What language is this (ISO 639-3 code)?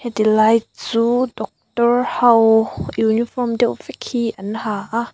lus